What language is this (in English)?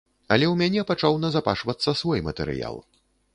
Belarusian